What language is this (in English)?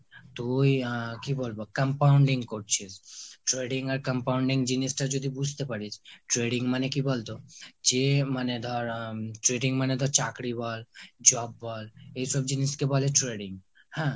Bangla